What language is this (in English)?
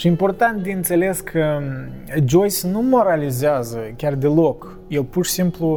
Romanian